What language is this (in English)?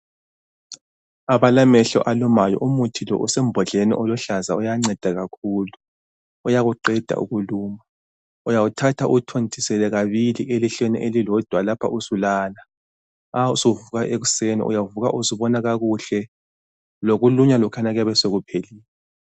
North Ndebele